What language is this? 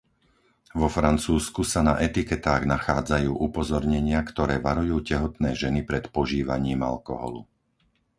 Slovak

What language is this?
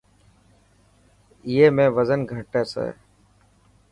Dhatki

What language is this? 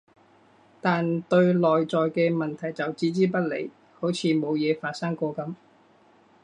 Cantonese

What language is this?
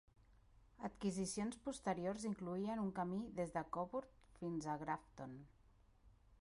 Catalan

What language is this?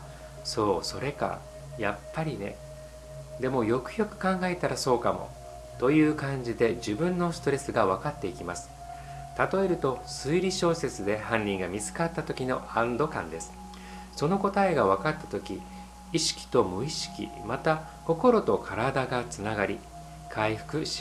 Japanese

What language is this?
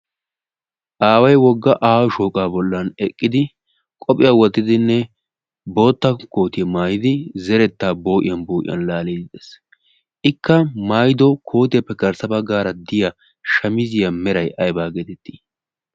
Wolaytta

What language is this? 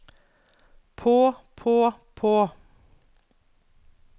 Norwegian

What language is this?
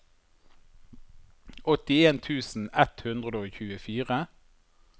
Norwegian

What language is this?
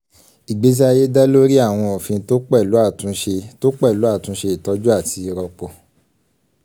Yoruba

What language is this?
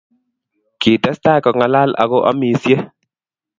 Kalenjin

